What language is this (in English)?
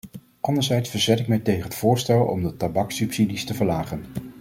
Dutch